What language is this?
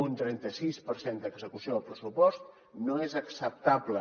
Catalan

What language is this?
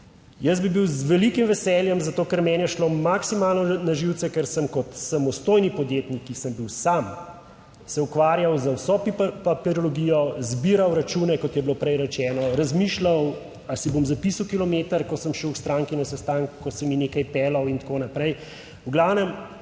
Slovenian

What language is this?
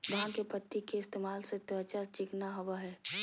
Magahi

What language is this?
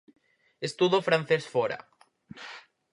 Galician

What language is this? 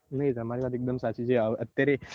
Gujarati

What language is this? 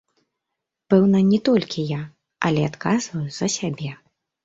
Belarusian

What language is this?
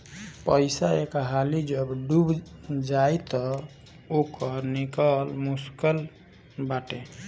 Bhojpuri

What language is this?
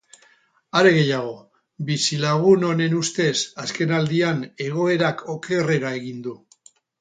Basque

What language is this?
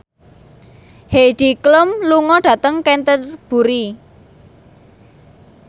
Javanese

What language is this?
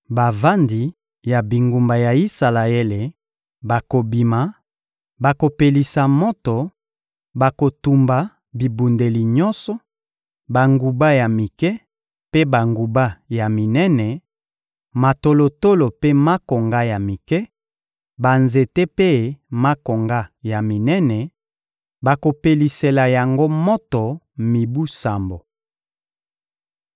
Lingala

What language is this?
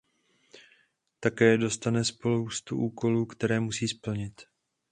Czech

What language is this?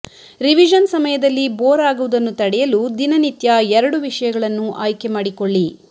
Kannada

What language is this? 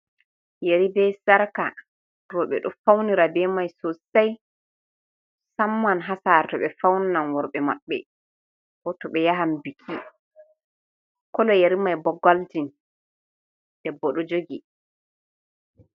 Fula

